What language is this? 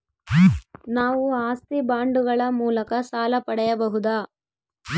Kannada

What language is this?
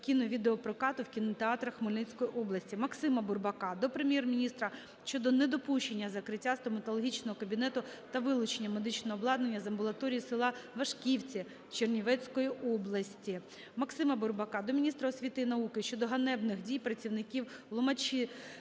Ukrainian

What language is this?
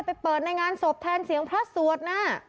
Thai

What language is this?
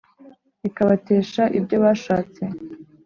Kinyarwanda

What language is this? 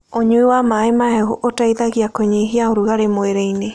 Kikuyu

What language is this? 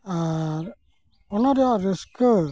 Santali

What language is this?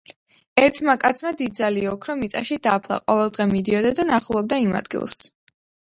Georgian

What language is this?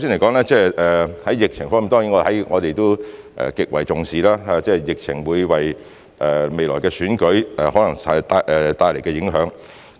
Cantonese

